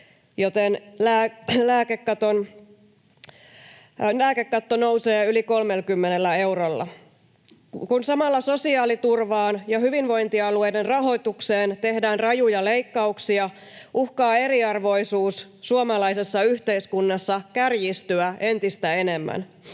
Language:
Finnish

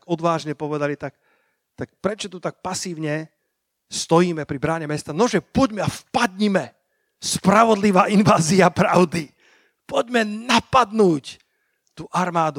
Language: Slovak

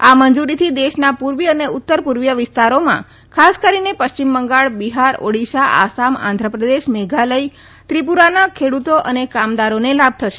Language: Gujarati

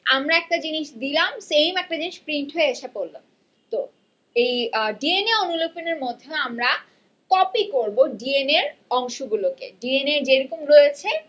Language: Bangla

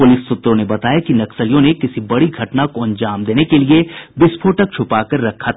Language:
Hindi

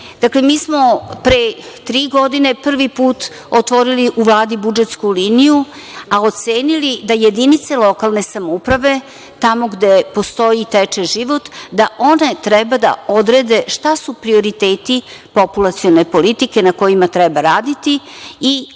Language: Serbian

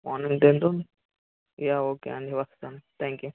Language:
Telugu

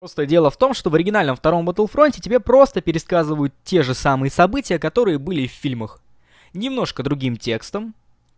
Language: Russian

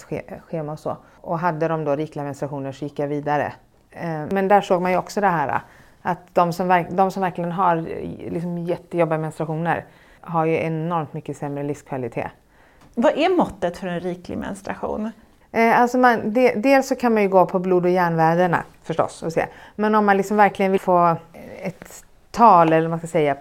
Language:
Swedish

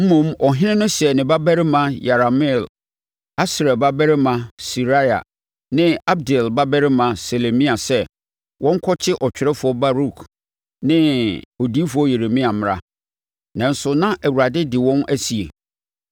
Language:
Akan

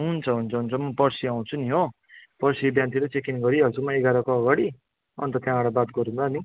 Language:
Nepali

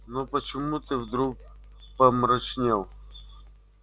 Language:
Russian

